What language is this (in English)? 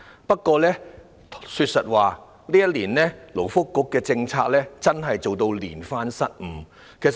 Cantonese